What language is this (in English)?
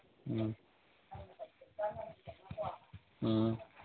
Manipuri